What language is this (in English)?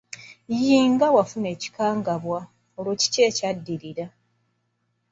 Ganda